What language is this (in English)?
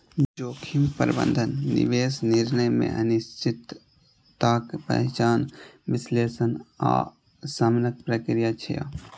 Maithili